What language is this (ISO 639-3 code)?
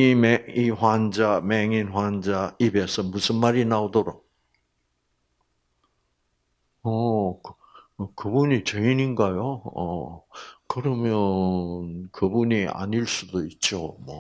kor